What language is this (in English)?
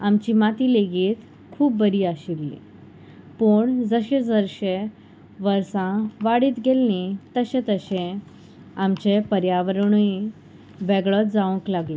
Konkani